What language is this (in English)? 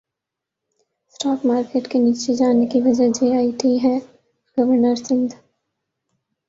Urdu